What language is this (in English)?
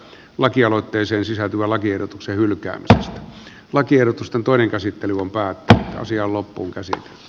Finnish